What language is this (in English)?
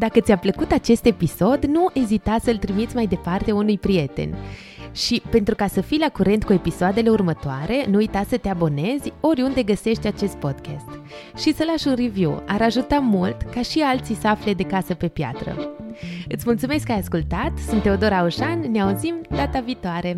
Romanian